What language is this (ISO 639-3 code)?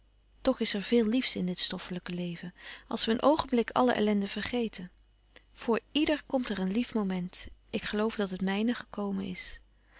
nld